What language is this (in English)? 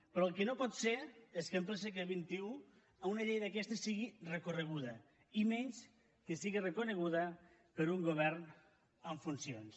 Catalan